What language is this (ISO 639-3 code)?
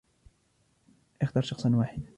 ara